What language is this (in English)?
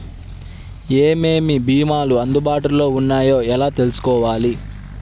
Telugu